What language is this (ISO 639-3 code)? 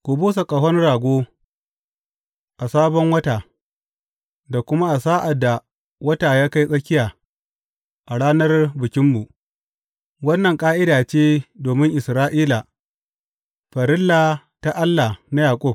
hau